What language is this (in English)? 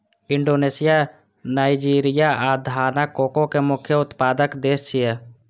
Maithili